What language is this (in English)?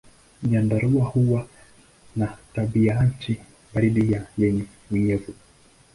Swahili